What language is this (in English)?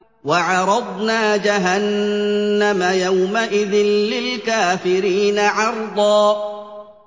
Arabic